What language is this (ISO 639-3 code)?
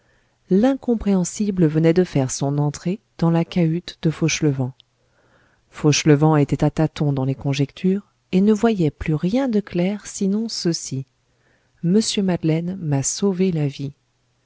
fra